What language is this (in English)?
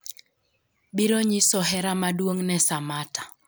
Luo (Kenya and Tanzania)